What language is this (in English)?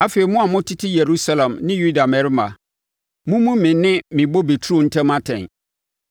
Akan